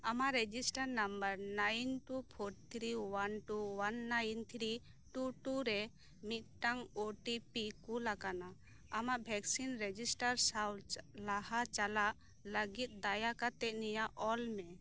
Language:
Santali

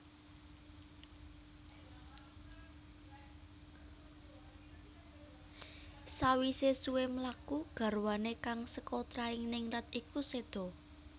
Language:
Javanese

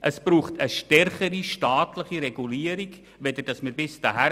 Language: Swiss German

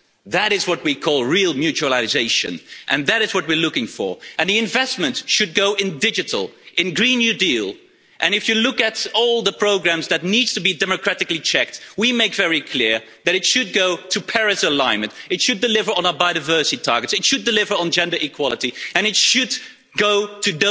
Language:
English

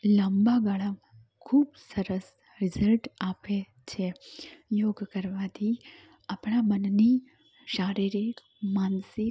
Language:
Gujarati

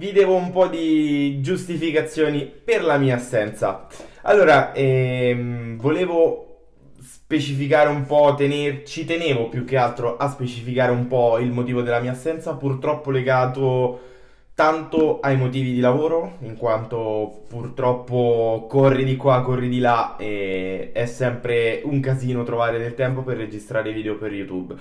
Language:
Italian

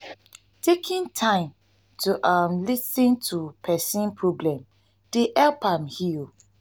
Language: Nigerian Pidgin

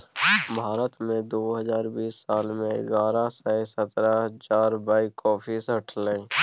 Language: Maithili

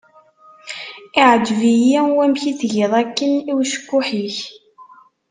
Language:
Kabyle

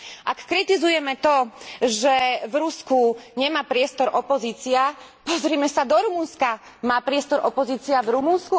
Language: Slovak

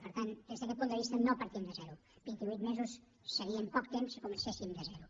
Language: Catalan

